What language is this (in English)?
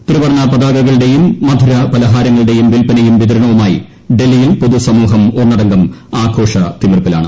Malayalam